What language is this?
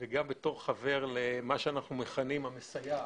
Hebrew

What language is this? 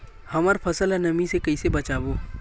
Chhattisgarhi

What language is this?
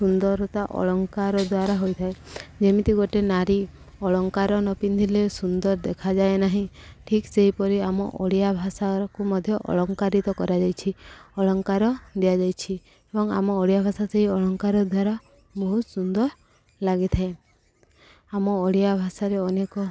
Odia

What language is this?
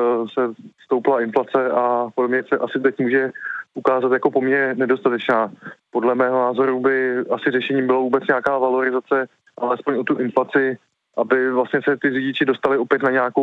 Czech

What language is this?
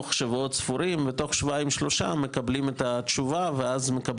Hebrew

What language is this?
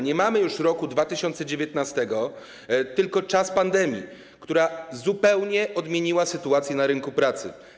Polish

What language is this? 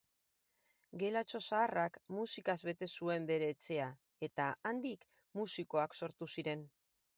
Basque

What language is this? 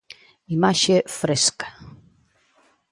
Galician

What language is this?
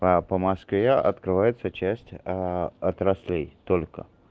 Russian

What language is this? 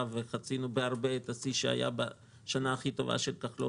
Hebrew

